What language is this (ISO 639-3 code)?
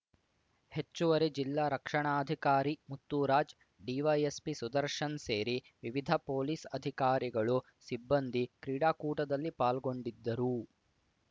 kan